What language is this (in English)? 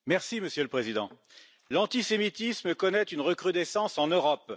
French